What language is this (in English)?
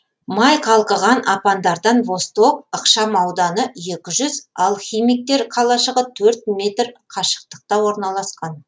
Kazakh